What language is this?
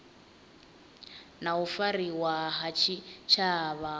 Venda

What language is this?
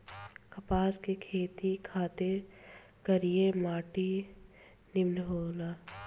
Bhojpuri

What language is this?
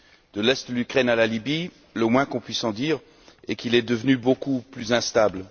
French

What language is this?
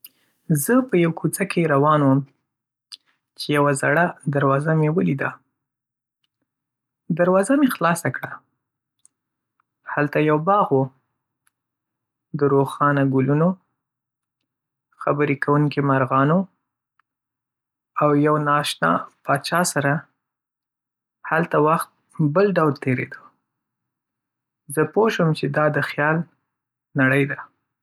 Pashto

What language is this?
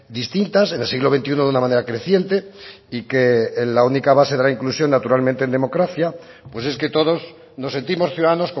Spanish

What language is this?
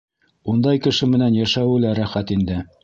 Bashkir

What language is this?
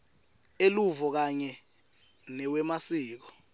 Swati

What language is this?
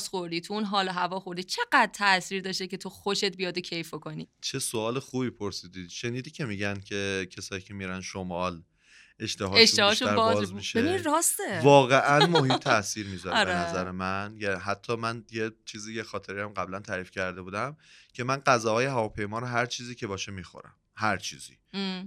Persian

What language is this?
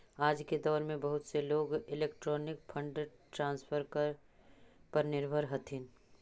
Magahi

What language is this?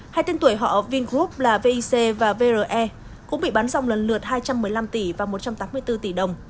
Vietnamese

